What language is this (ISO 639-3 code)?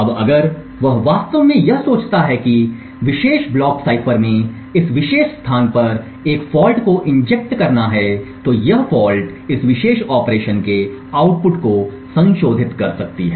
hin